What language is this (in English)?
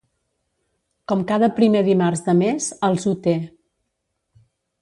Catalan